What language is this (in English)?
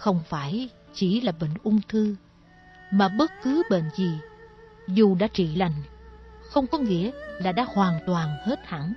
Vietnamese